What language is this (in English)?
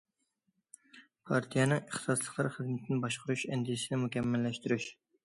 Uyghur